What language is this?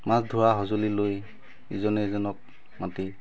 Assamese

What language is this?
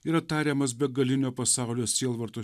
Lithuanian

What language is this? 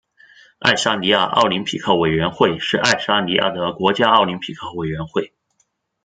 Chinese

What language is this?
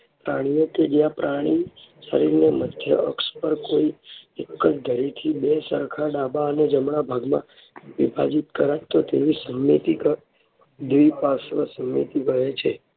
Gujarati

